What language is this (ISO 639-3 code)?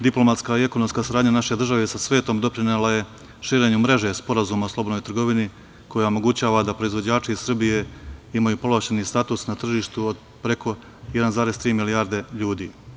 srp